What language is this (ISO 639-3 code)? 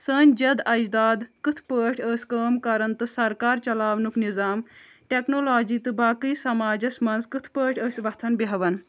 kas